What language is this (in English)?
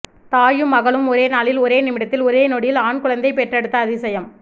Tamil